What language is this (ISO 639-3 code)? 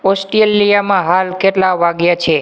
guj